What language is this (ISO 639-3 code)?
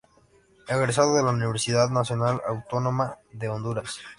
spa